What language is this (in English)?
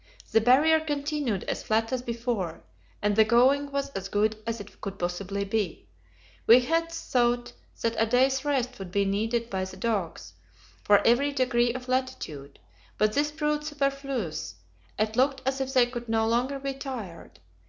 English